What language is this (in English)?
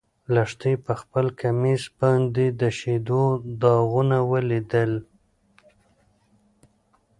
Pashto